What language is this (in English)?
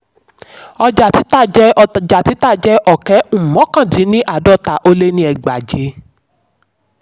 Yoruba